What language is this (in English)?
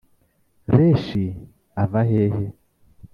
Kinyarwanda